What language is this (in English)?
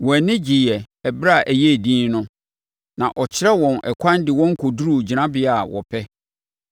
Akan